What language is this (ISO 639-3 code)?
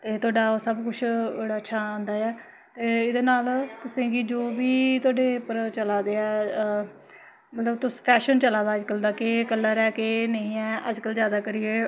doi